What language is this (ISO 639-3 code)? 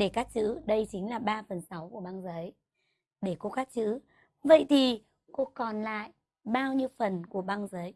vie